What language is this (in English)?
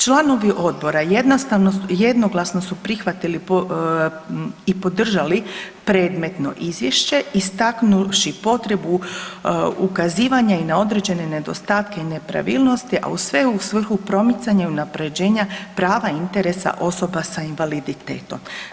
Croatian